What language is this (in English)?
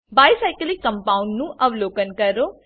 Gujarati